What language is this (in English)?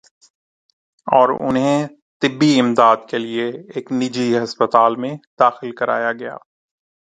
Urdu